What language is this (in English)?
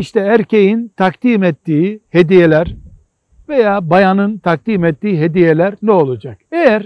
Turkish